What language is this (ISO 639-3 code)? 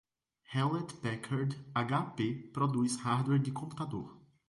por